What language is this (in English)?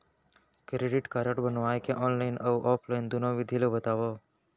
Chhattisgarhi